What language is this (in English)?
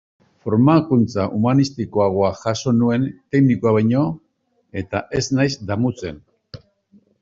Basque